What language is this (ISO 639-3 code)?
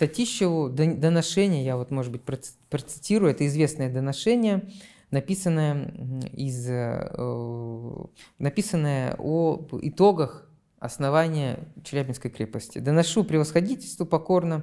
rus